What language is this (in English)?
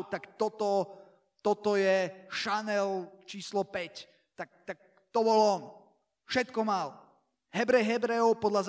Slovak